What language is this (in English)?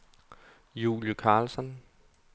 Danish